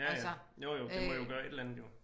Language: Danish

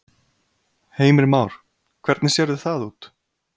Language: Icelandic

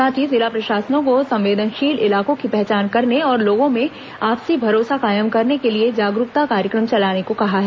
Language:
Hindi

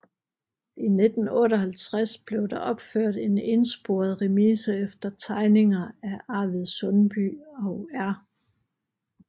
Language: Danish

